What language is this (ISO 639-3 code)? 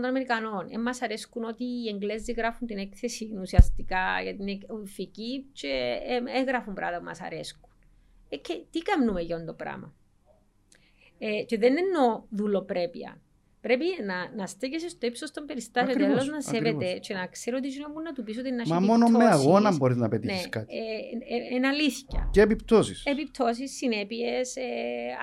ell